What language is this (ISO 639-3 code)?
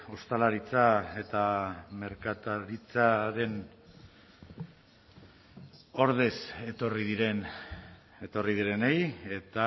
eus